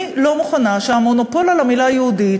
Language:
Hebrew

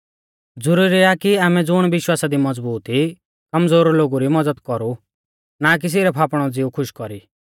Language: Mahasu Pahari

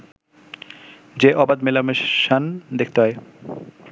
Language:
Bangla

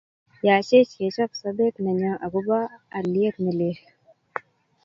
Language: Kalenjin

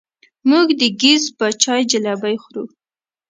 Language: Pashto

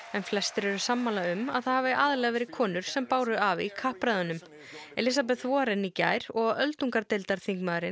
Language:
Icelandic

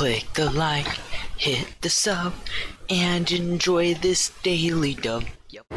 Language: English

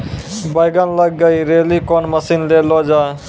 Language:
Maithili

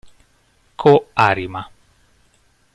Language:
Italian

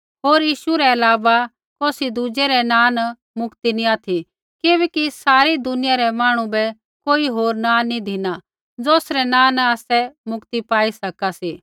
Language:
Kullu Pahari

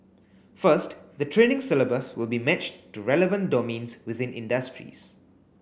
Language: English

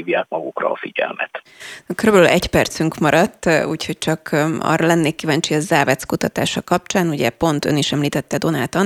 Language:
Hungarian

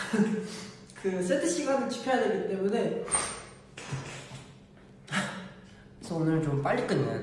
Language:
Korean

